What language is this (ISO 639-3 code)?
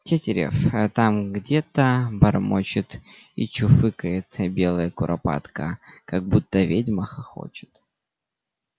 rus